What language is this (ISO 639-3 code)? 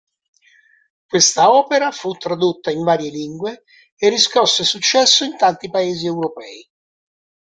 ita